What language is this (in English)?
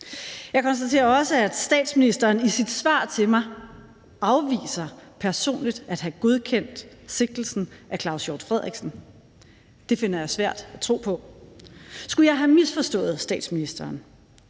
Danish